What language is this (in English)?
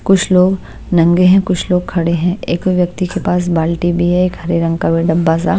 Hindi